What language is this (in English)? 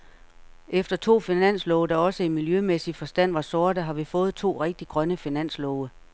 Danish